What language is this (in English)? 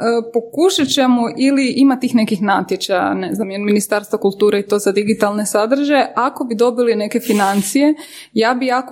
Croatian